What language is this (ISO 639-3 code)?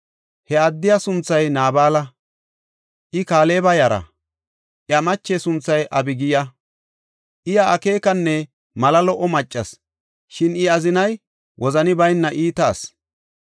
gof